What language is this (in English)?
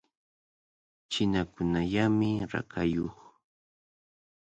Cajatambo North Lima Quechua